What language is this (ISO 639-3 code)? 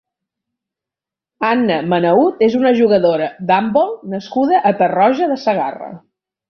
cat